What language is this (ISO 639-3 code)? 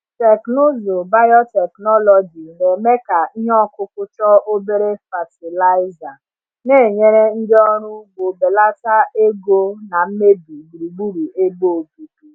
ibo